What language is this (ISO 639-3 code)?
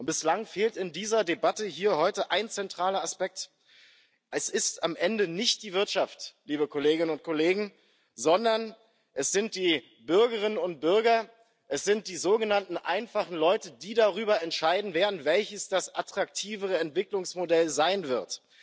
deu